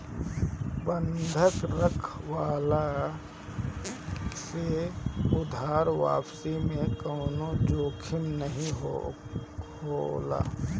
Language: Bhojpuri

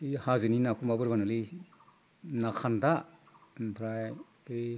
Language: Bodo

